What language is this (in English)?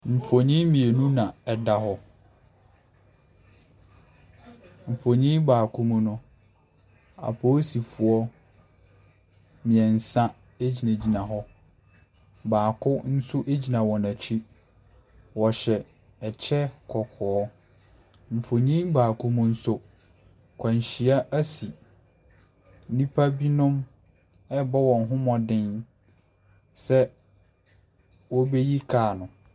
Akan